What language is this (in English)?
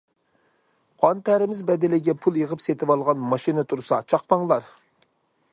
Uyghur